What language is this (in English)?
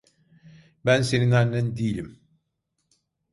Turkish